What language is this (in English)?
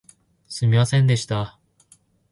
Japanese